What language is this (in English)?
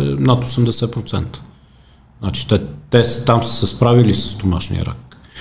Bulgarian